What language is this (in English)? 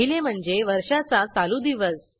Marathi